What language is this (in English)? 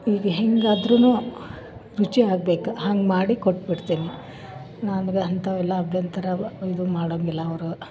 Kannada